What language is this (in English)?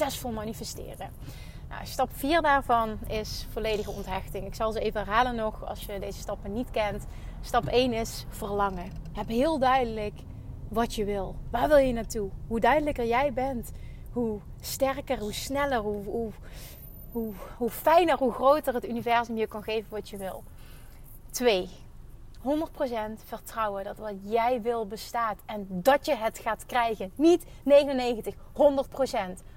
Dutch